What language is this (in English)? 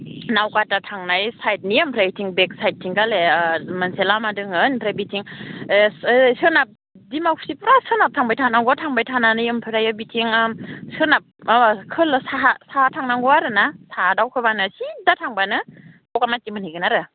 Bodo